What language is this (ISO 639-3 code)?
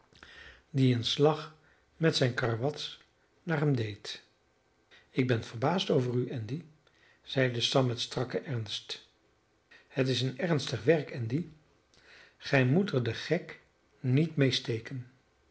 nld